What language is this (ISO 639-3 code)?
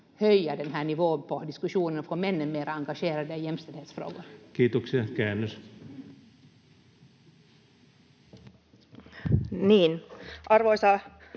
fin